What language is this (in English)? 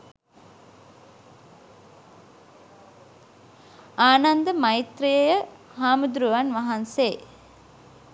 Sinhala